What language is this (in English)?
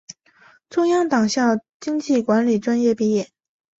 Chinese